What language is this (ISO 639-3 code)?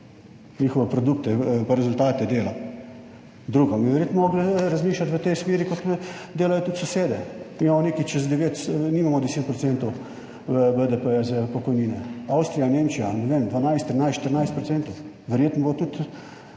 slv